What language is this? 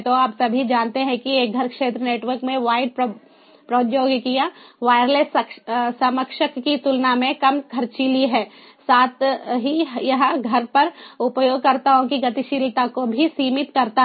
Hindi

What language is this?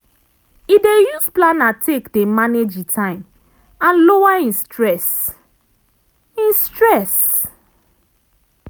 Nigerian Pidgin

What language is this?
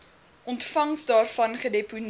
Afrikaans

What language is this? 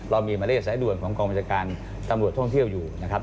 Thai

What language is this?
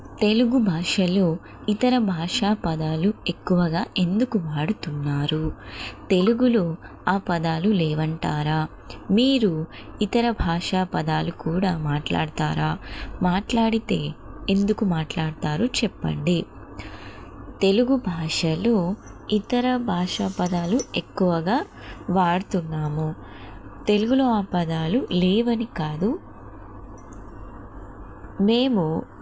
Telugu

